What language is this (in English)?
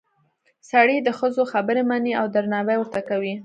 Pashto